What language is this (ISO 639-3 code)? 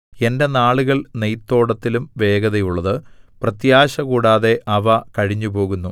mal